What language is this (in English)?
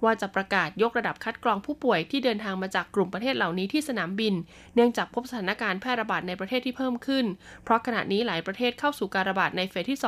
Thai